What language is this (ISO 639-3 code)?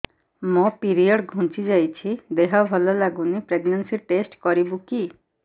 ori